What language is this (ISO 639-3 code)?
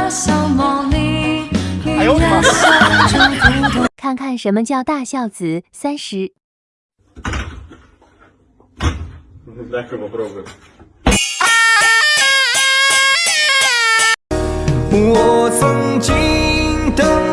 vie